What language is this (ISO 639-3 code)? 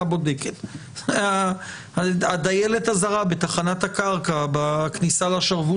heb